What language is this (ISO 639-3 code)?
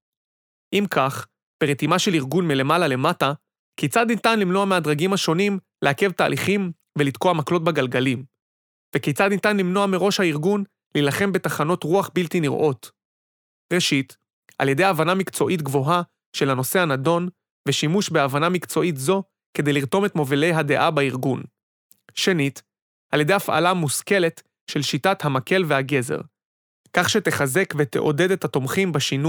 heb